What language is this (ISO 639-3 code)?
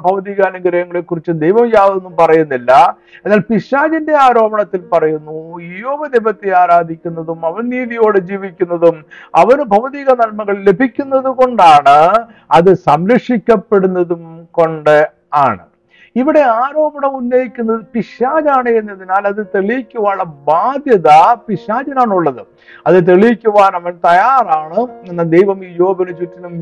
mal